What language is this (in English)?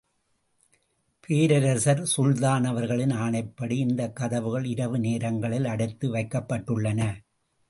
Tamil